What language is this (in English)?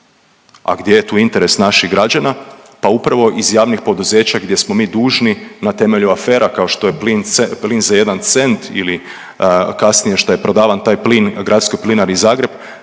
Croatian